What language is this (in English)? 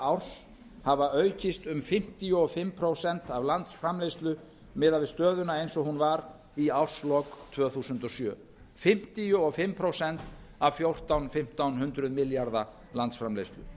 Icelandic